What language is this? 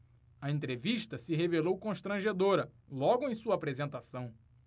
Portuguese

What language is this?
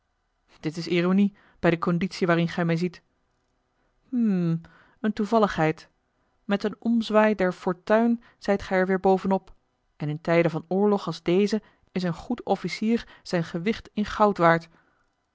Dutch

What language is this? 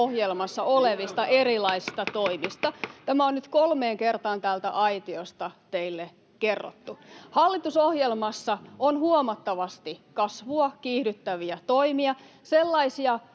Finnish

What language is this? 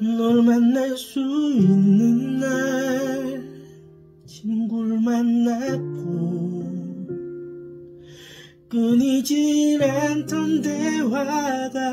Korean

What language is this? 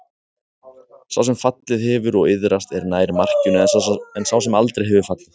Icelandic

